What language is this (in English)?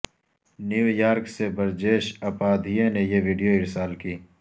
Urdu